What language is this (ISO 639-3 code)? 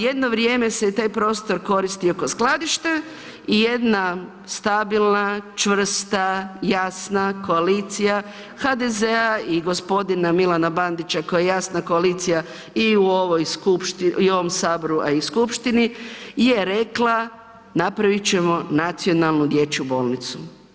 hrv